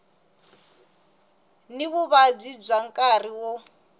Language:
Tsonga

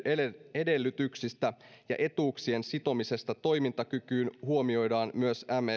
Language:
Finnish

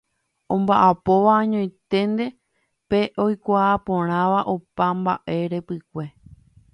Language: Guarani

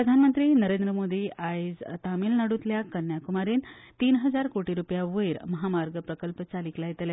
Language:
Konkani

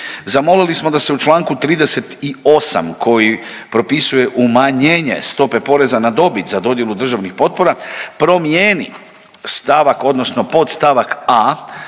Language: Croatian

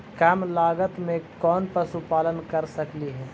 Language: Magahi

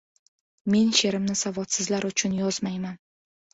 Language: Uzbek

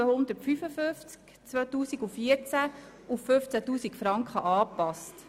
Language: Swiss German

